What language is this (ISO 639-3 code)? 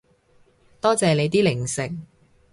yue